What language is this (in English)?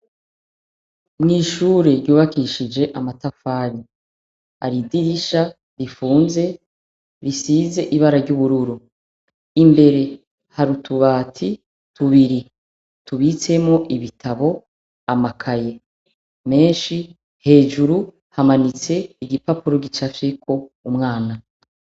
Rundi